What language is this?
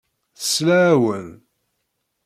Kabyle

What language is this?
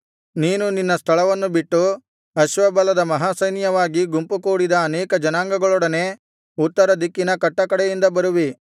Kannada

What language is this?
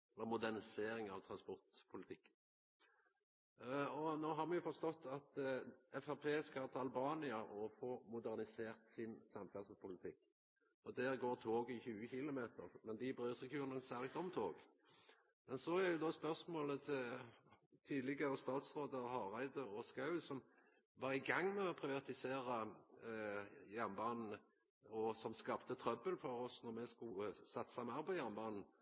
Norwegian Nynorsk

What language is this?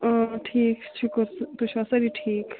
Kashmiri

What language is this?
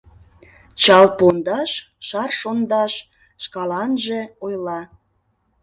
Mari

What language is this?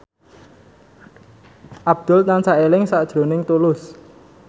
Javanese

